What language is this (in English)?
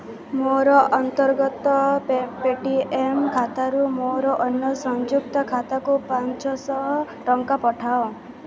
Odia